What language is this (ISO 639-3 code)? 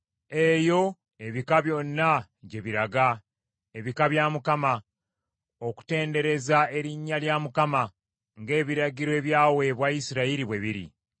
lug